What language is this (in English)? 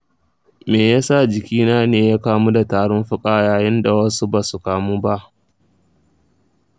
Hausa